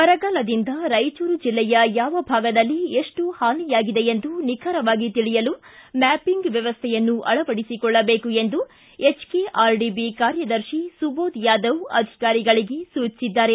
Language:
Kannada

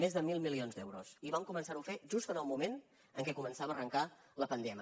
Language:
Catalan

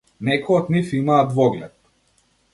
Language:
Macedonian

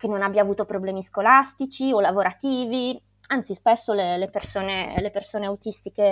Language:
Italian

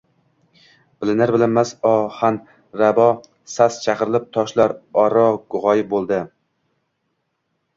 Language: Uzbek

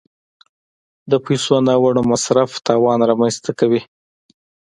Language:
Pashto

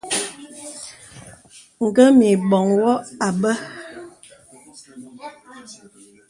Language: Bebele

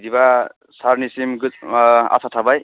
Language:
Bodo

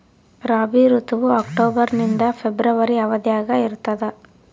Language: Kannada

